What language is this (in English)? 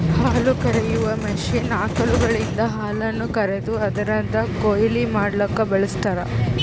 Kannada